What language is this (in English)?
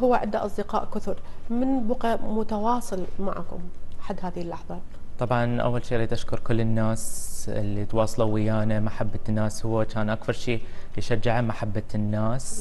Arabic